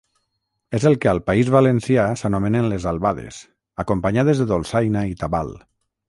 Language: Catalan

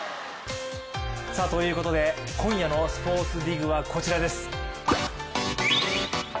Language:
Japanese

